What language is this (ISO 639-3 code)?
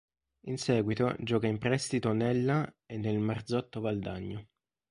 ita